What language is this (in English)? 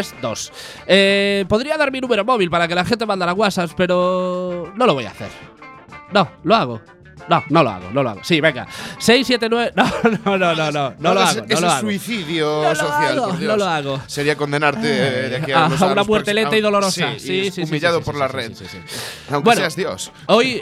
Spanish